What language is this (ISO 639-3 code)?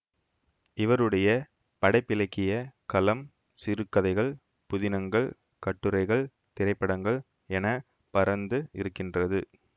tam